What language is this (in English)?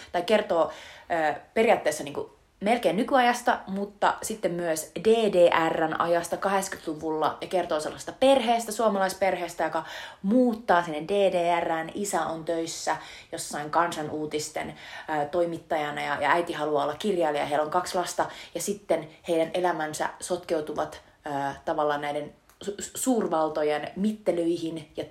Finnish